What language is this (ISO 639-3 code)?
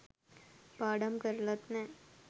sin